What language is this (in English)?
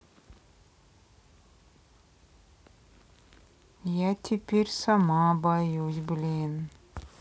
Russian